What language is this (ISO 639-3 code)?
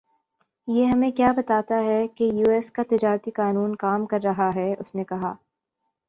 urd